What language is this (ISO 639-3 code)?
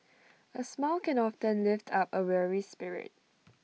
eng